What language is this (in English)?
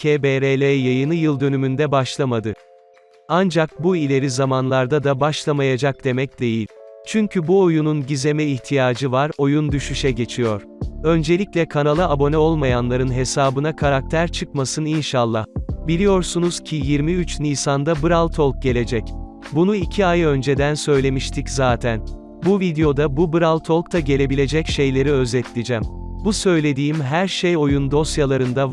Turkish